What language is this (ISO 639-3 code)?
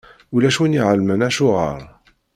kab